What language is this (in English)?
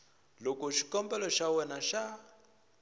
Tsonga